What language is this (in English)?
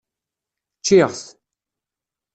Kabyle